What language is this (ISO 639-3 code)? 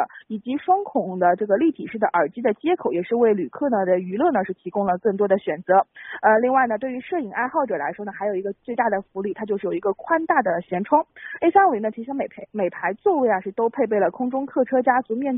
zho